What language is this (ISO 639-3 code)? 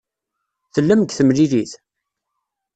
kab